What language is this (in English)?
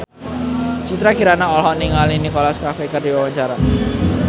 Sundanese